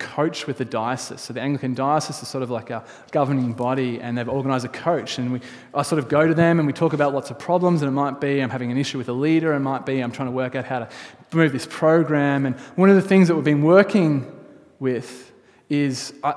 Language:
English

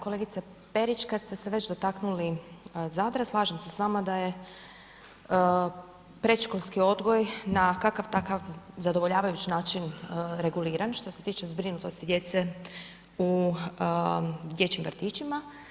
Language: Croatian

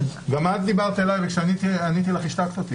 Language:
Hebrew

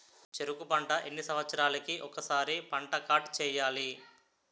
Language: Telugu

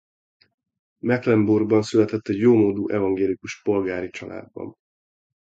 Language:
Hungarian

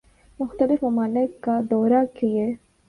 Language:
Urdu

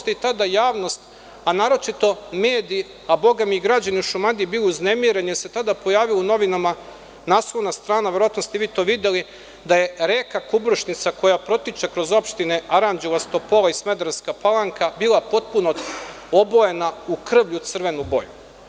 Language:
Serbian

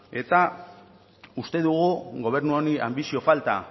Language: Basque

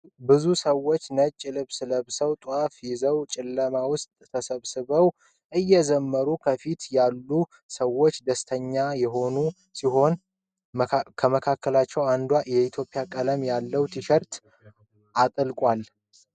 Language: Amharic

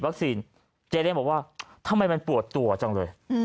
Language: Thai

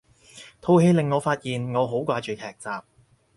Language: Cantonese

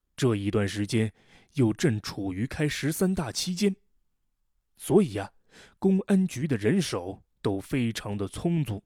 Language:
Chinese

